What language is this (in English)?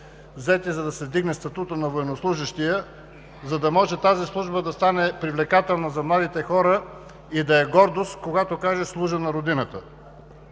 Bulgarian